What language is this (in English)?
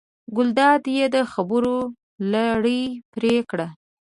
Pashto